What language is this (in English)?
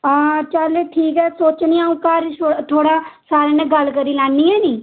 Dogri